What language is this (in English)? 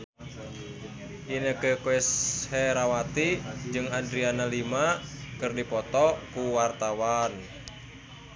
Sundanese